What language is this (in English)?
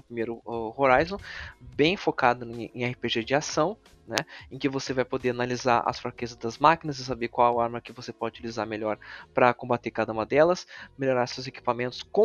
Portuguese